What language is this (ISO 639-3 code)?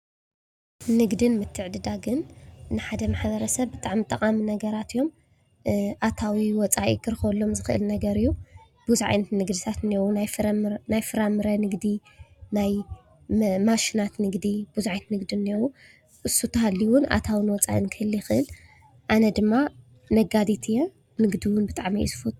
tir